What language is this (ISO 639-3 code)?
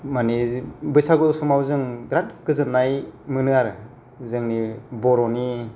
brx